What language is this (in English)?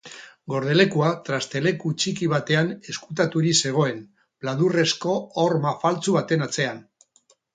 Basque